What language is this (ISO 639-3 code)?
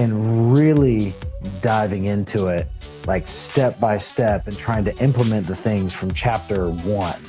eng